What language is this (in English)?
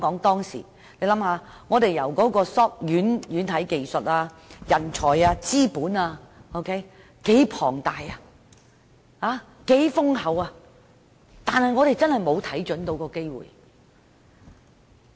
Cantonese